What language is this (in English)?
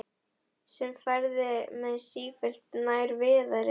Icelandic